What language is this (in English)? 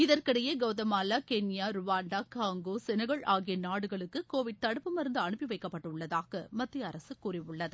Tamil